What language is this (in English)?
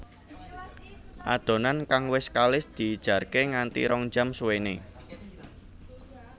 Javanese